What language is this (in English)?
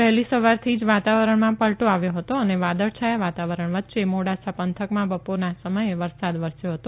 Gujarati